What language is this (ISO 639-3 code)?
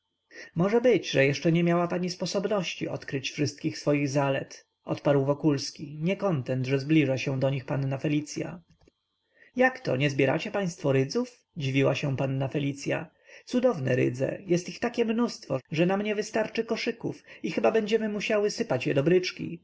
pol